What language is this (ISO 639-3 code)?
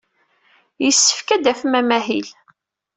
kab